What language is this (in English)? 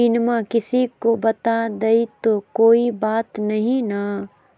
Magahi